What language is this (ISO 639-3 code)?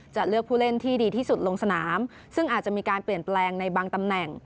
tha